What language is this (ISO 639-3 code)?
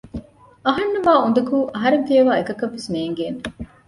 div